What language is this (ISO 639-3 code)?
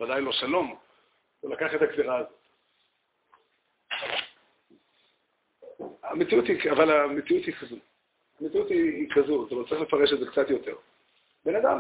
heb